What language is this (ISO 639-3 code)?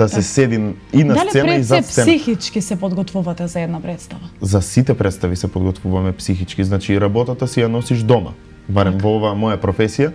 mkd